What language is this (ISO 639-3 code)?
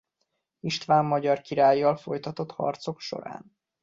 hun